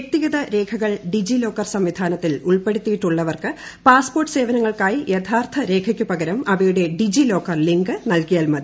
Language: Malayalam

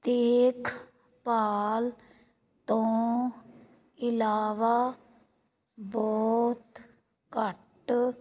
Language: Punjabi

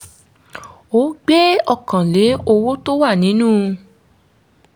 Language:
Yoruba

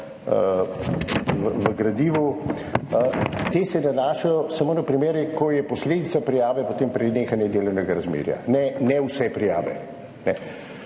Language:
Slovenian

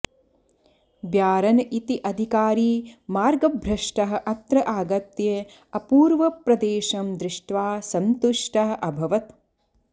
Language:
Sanskrit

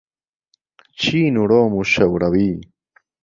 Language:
Central Kurdish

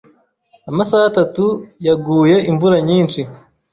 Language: Kinyarwanda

